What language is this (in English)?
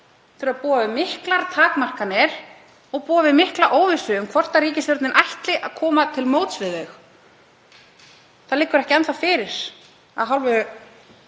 Icelandic